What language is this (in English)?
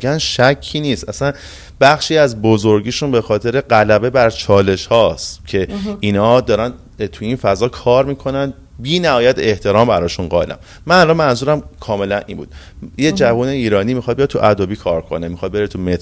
Persian